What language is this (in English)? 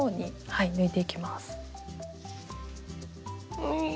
Japanese